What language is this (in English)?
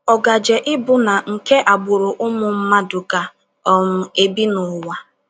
Igbo